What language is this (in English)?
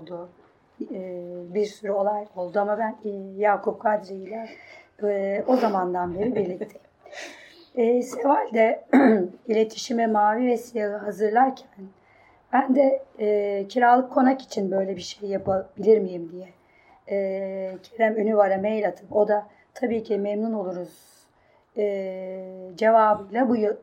Turkish